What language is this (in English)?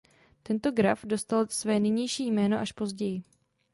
Czech